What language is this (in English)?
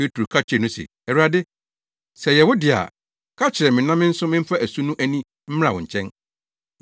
Akan